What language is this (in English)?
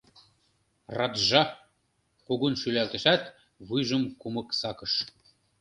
Mari